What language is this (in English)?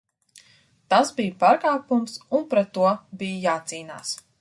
Latvian